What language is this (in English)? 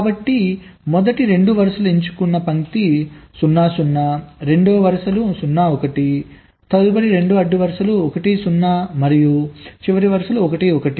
Telugu